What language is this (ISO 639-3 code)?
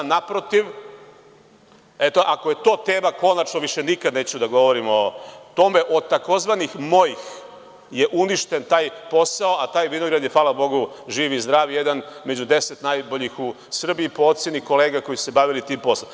srp